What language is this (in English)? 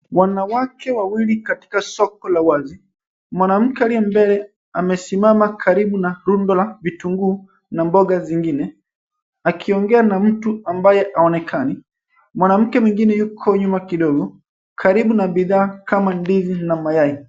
Swahili